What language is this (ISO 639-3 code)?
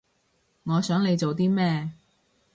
yue